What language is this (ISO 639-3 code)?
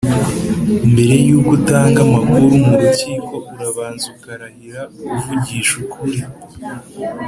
kin